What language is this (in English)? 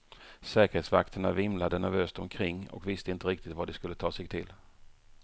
Swedish